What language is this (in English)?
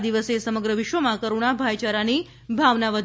Gujarati